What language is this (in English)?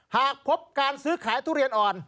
Thai